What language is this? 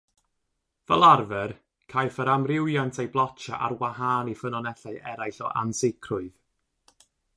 Welsh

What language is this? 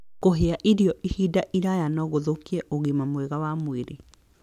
Kikuyu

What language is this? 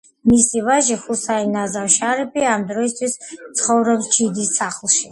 Georgian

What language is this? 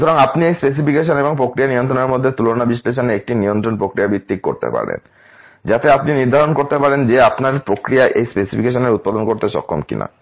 Bangla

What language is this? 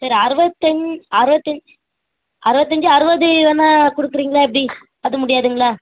Tamil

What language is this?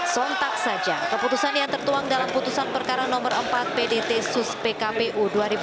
Indonesian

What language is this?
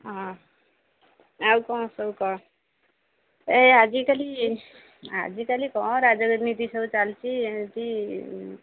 Odia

